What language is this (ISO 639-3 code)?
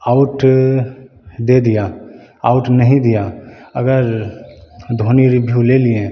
hin